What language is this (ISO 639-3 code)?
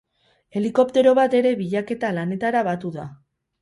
eus